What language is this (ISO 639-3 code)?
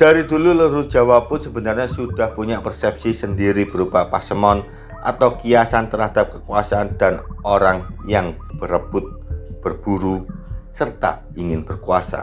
ind